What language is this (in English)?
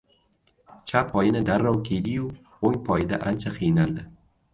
Uzbek